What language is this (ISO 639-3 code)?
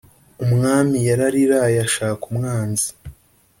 kin